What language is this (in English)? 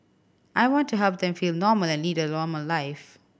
English